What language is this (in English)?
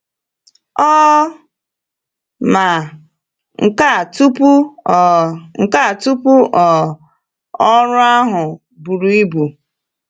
Igbo